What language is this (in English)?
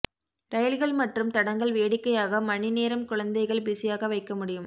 Tamil